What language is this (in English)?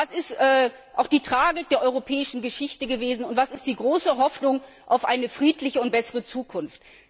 German